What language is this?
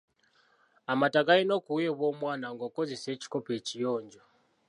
Ganda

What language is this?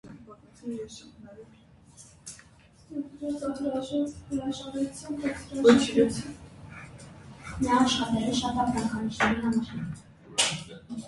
Armenian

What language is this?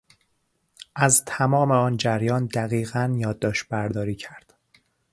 Persian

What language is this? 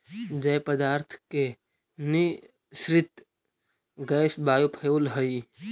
Magahi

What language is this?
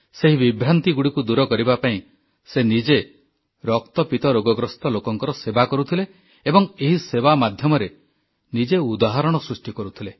Odia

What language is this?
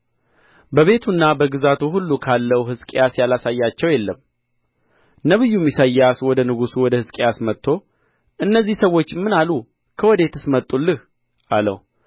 Amharic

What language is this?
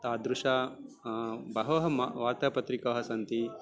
Sanskrit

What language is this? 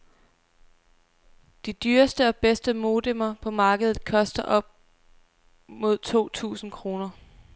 Danish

